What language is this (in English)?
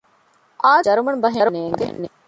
Divehi